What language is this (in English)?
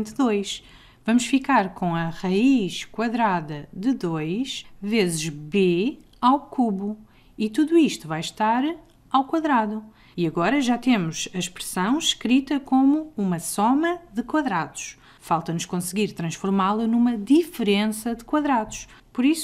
Portuguese